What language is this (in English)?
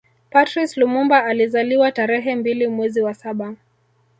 Swahili